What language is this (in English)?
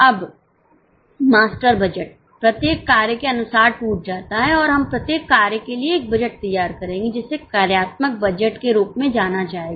Hindi